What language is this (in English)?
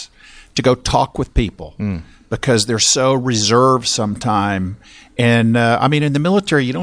English